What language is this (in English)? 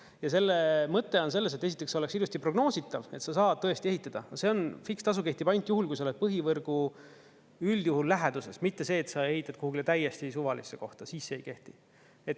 Estonian